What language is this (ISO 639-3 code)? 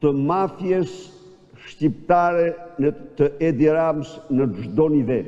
ron